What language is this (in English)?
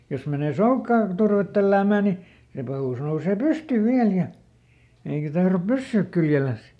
Finnish